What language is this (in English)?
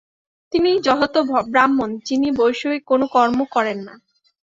Bangla